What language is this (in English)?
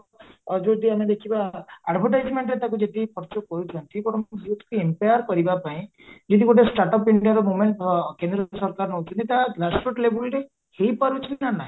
Odia